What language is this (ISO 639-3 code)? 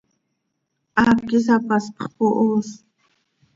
sei